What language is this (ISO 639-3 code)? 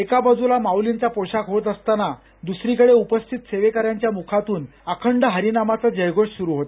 mar